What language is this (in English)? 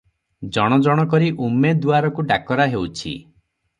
Odia